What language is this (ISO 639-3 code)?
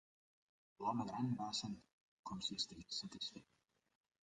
cat